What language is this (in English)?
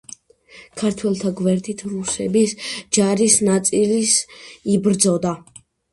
Georgian